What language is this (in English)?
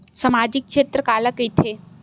Chhattisgarhi